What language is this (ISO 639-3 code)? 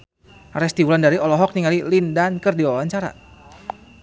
sun